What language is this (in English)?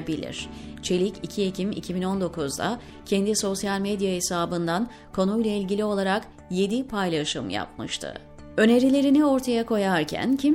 Turkish